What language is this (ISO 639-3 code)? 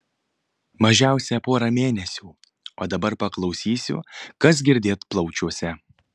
lit